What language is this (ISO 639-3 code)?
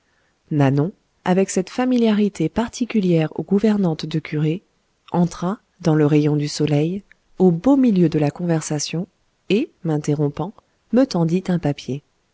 fra